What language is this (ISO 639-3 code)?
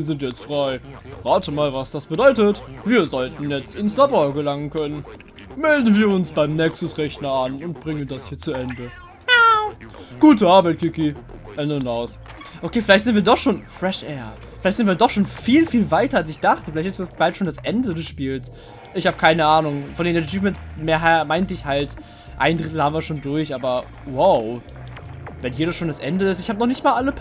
deu